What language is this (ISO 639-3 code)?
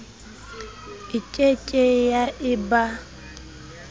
sot